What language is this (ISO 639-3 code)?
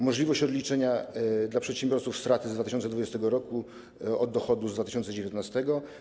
pol